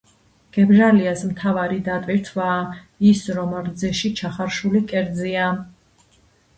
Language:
Georgian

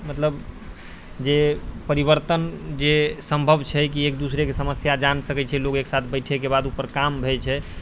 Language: Maithili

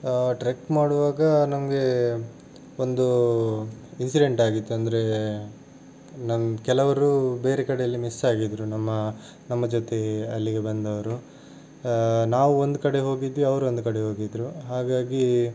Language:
Kannada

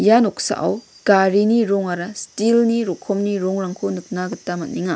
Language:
Garo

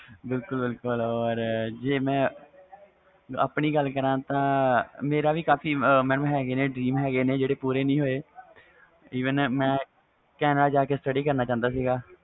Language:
Punjabi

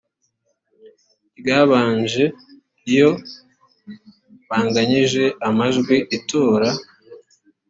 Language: Kinyarwanda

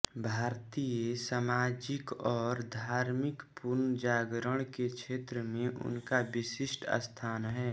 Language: Hindi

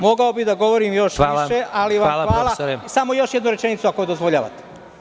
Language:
Serbian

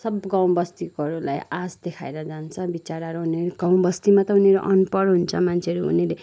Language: Nepali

